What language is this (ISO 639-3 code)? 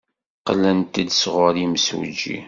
kab